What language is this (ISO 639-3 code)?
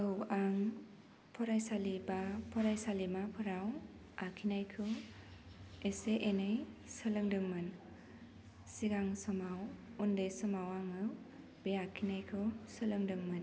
brx